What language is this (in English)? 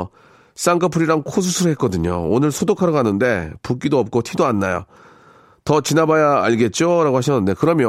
Korean